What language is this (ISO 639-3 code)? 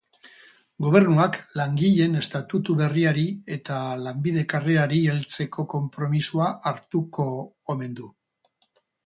eus